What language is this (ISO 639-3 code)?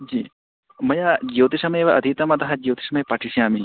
san